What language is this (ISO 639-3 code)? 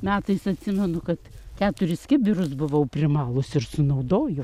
lit